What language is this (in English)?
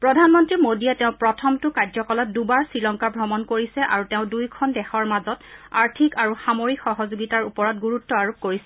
Assamese